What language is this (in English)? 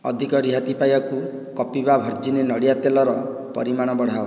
Odia